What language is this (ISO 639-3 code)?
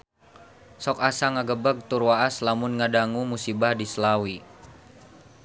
sun